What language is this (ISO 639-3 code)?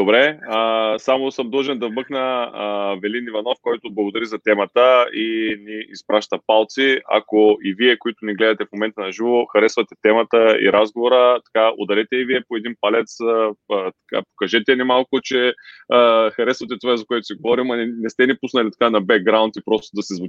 bul